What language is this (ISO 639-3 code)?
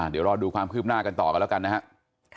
tha